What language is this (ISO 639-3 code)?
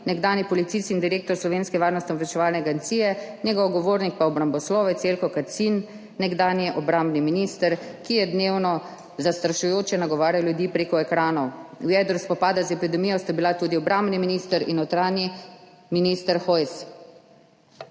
slv